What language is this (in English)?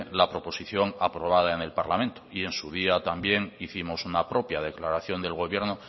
Spanish